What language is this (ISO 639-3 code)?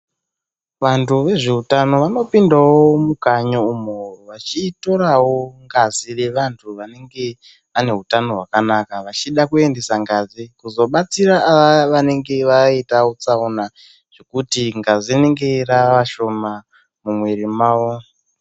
ndc